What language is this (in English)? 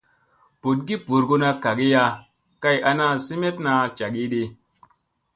Musey